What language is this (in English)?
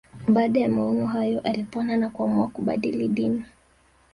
Swahili